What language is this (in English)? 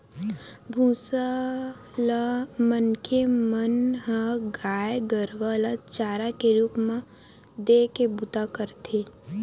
Chhattisgarhi